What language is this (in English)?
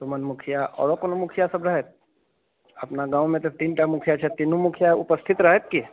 Maithili